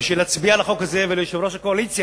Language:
Hebrew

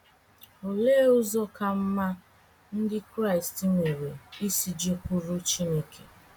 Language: Igbo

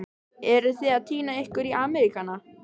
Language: Icelandic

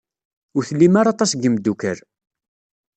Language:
Kabyle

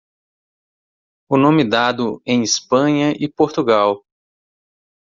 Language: Portuguese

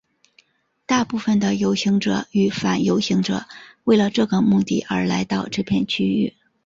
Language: Chinese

